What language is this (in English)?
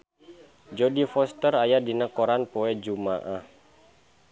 Sundanese